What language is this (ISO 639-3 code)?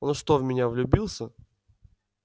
rus